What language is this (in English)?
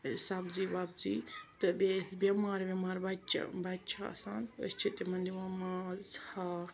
Kashmiri